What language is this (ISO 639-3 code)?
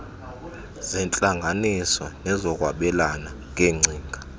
xho